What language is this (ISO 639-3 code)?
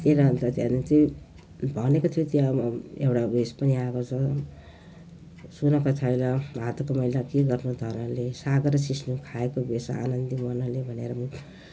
nep